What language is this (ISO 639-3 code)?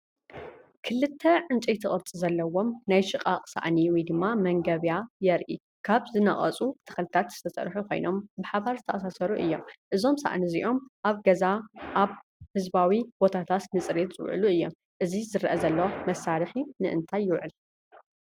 tir